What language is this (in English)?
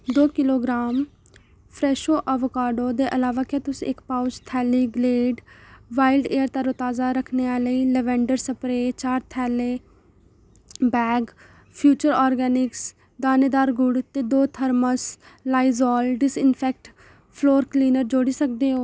Dogri